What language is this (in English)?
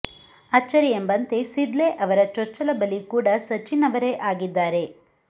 Kannada